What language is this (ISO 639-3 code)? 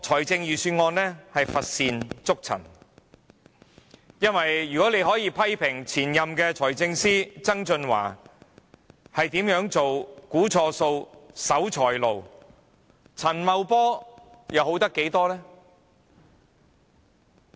yue